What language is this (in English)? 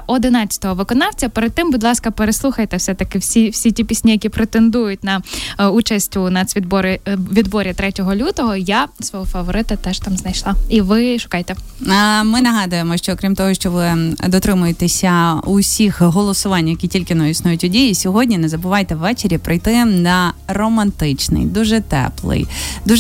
Ukrainian